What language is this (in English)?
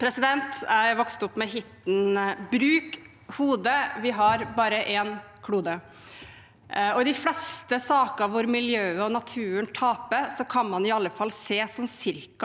Norwegian